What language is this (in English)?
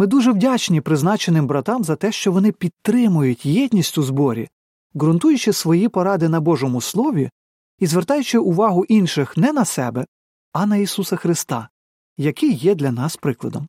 Ukrainian